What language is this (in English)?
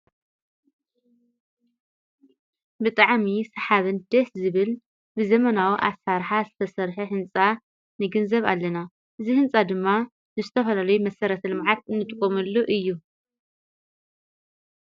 Tigrinya